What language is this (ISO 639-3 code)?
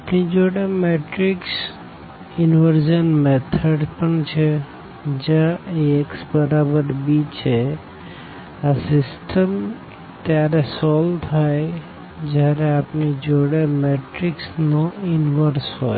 guj